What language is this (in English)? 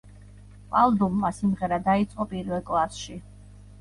Georgian